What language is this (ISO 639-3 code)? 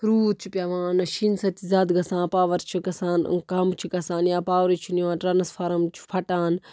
kas